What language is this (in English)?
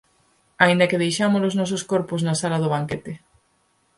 Galician